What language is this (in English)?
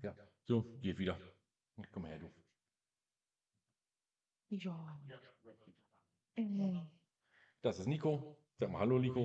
German